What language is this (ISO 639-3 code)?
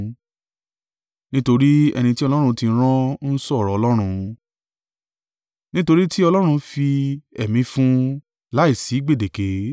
yor